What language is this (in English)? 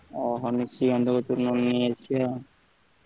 Odia